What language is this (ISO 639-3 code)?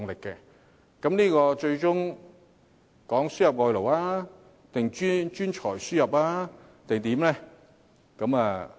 yue